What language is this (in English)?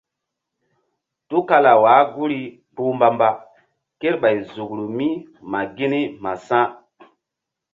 Mbum